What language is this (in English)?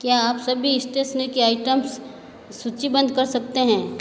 Hindi